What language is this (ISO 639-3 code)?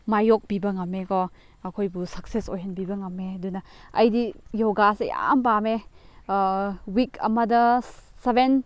mni